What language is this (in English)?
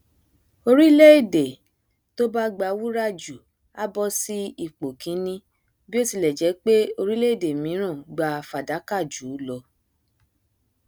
Yoruba